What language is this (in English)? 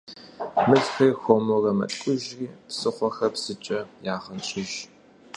Kabardian